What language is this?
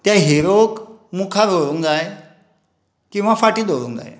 Konkani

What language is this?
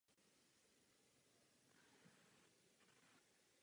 Czech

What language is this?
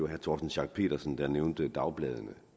Danish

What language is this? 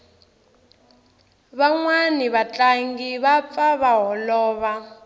Tsonga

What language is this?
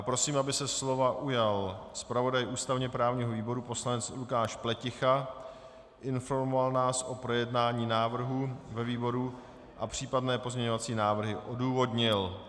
Czech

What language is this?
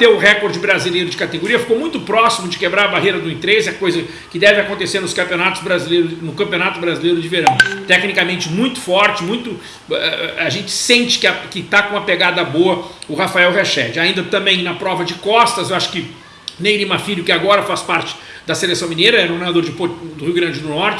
Portuguese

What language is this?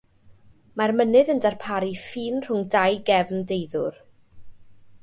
Welsh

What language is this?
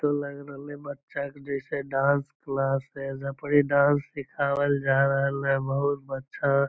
Magahi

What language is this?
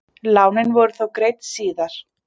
Icelandic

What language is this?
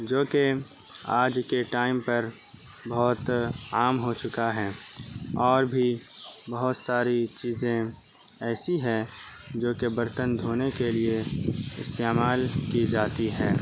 Urdu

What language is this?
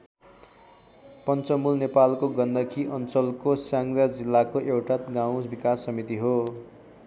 Nepali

